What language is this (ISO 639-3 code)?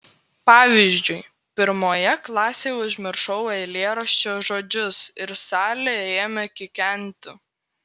lit